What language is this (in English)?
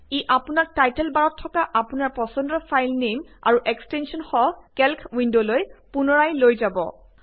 Assamese